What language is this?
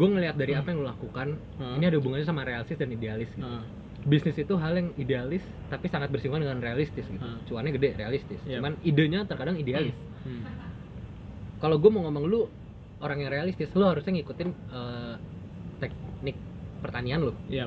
Indonesian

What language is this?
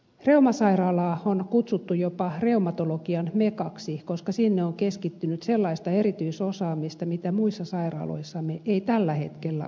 Finnish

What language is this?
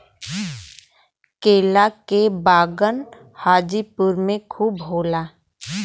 Bhojpuri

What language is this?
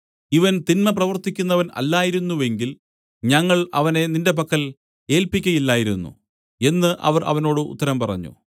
Malayalam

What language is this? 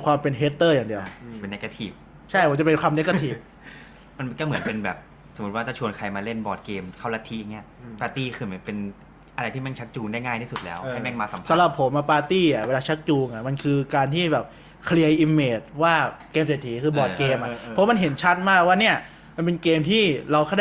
Thai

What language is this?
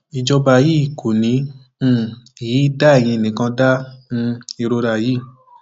Yoruba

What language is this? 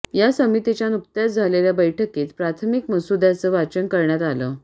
Marathi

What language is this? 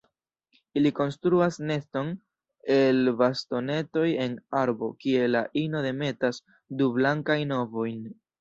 Esperanto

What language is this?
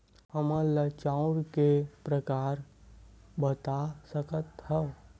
Chhattisgarhi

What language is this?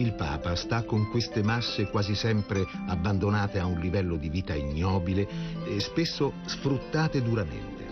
Italian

